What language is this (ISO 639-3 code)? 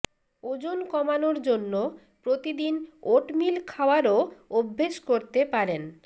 ben